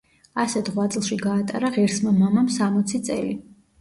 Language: Georgian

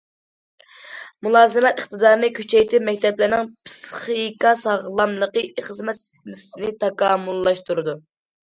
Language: Uyghur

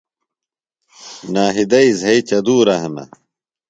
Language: Phalura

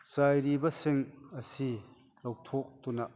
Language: Manipuri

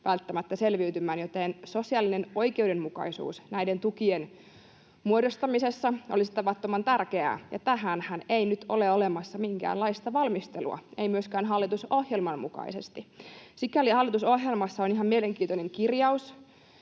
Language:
Finnish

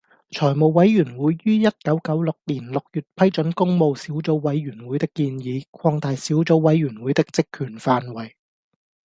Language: Cantonese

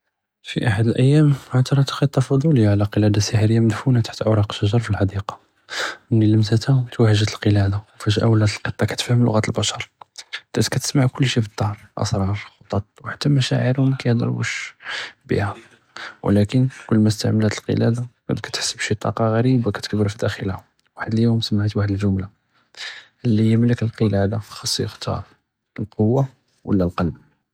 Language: Judeo-Arabic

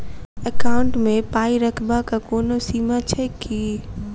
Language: Maithili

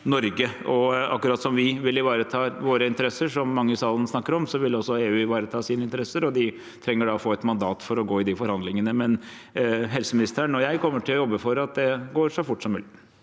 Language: Norwegian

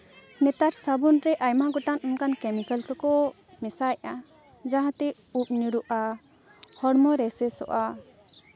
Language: Santali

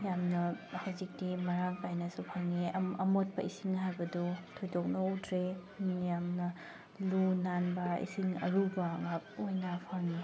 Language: Manipuri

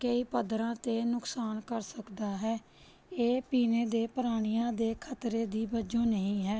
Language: Punjabi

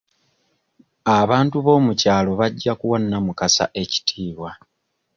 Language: Ganda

